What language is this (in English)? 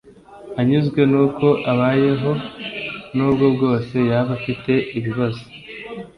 Kinyarwanda